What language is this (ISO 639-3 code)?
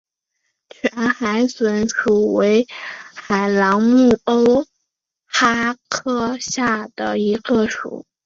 zho